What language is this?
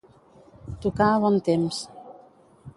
Catalan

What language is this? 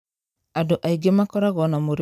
Kikuyu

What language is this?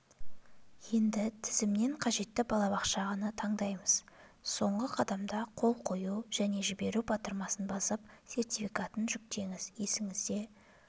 Kazakh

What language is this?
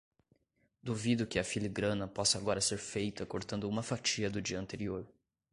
Portuguese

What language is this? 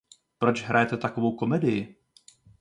Czech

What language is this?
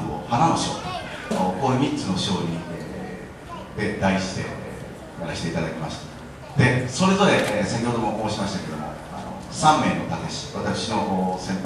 Japanese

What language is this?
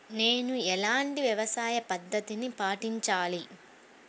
Telugu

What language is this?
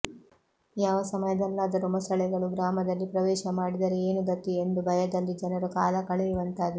Kannada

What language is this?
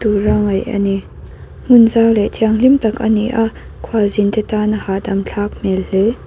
Mizo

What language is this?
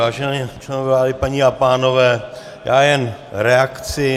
Czech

